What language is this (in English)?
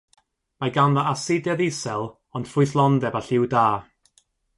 Welsh